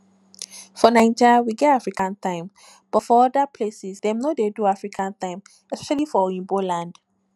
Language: Nigerian Pidgin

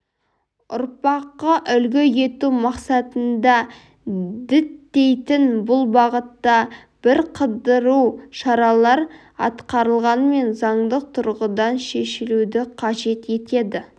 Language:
Kazakh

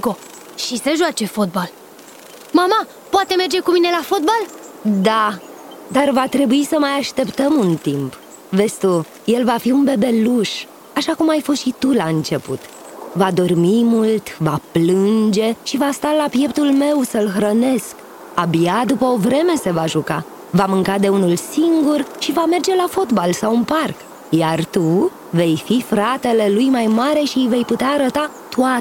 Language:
Romanian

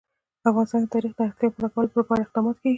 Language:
Pashto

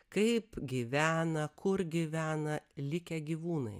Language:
Lithuanian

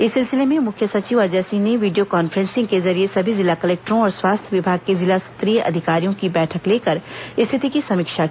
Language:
Hindi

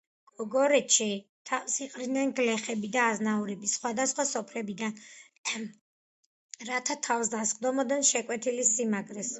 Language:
Georgian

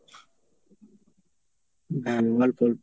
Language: Bangla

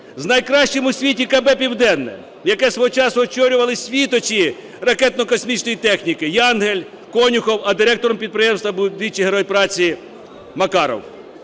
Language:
Ukrainian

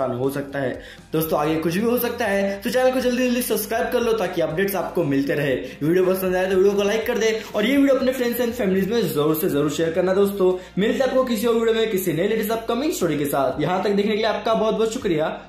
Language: Hindi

